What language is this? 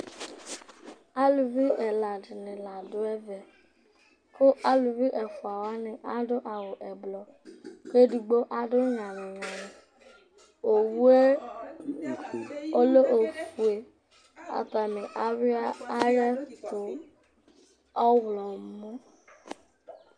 Ikposo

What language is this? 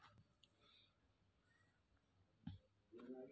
Maithili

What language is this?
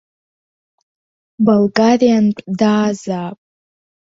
Abkhazian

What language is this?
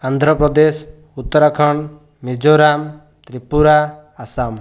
Odia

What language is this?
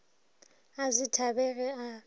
Northern Sotho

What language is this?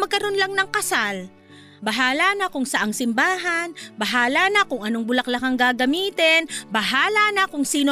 Filipino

